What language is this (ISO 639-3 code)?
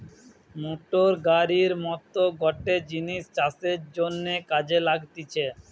ben